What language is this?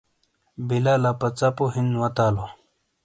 Shina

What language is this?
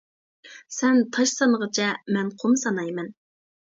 Uyghur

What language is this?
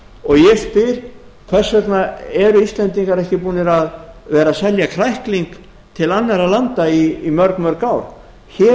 Icelandic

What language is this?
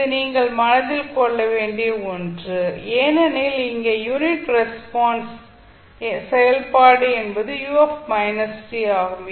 Tamil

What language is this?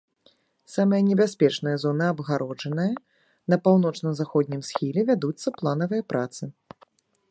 Belarusian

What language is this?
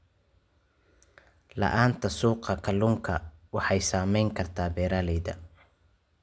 Somali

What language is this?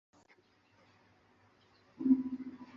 Chinese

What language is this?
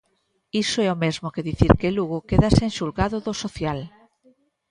Galician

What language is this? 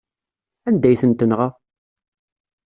Kabyle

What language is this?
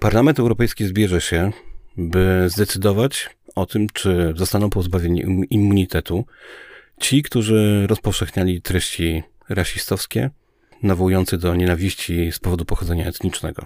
Polish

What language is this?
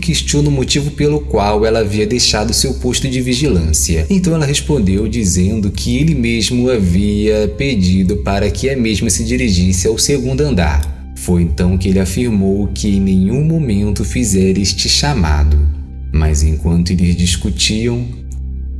Portuguese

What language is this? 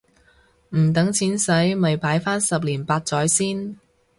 Cantonese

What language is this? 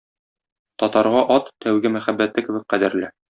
Tatar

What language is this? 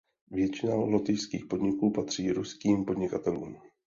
Czech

